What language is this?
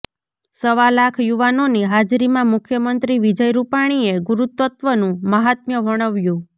Gujarati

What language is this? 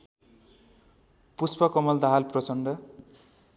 Nepali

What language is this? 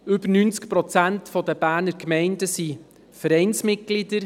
Swiss German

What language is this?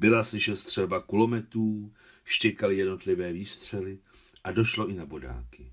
Czech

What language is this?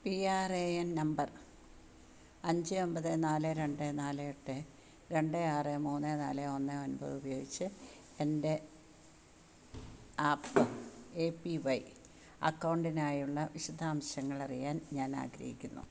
Malayalam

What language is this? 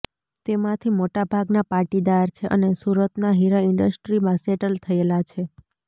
Gujarati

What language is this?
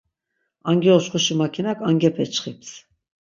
Laz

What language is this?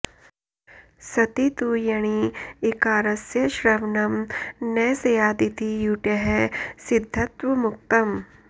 Sanskrit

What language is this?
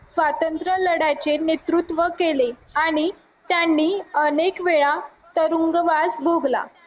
Marathi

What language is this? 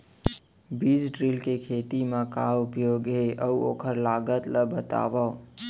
Chhattisgarhi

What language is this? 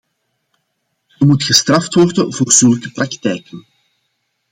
Dutch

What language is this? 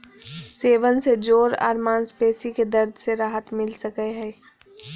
Magahi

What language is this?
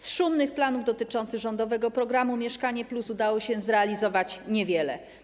Polish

